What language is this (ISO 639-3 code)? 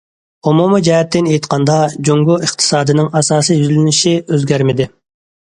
uig